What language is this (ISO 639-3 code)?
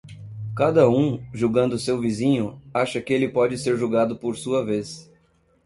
por